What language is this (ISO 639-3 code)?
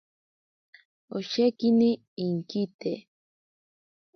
prq